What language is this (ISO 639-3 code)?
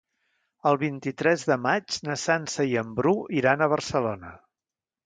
cat